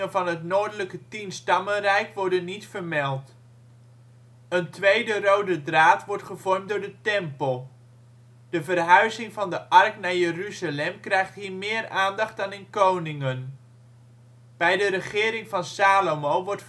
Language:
Dutch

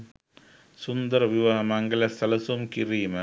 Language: Sinhala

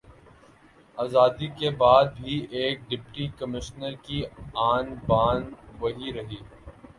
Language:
Urdu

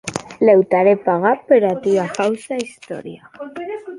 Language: Occitan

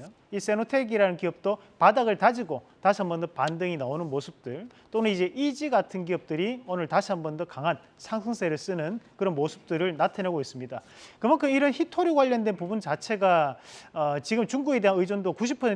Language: Korean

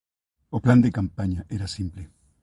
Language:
Galician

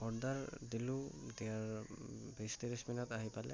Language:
Assamese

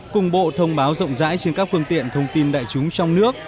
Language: Vietnamese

